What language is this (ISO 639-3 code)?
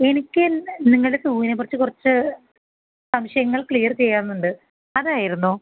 mal